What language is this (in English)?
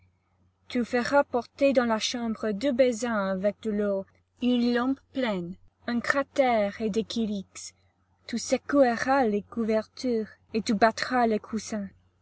French